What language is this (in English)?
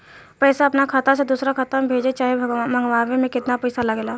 Bhojpuri